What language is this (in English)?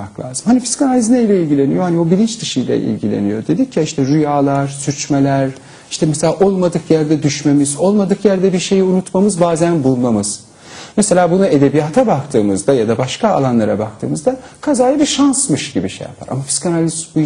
Turkish